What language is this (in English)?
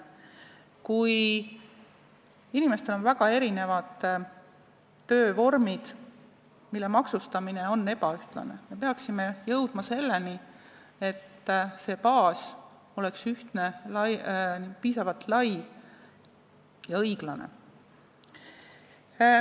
Estonian